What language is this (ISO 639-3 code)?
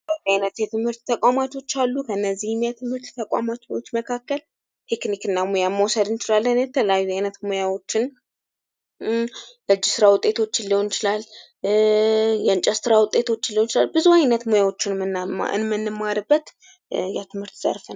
amh